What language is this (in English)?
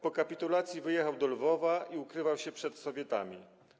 Polish